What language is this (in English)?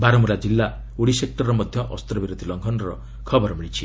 Odia